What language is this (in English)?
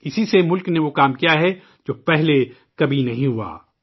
Urdu